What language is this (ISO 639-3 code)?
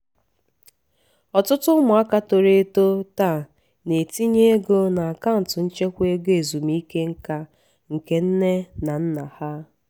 ibo